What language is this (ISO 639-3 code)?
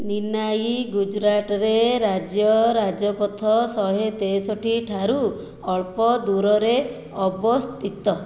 ori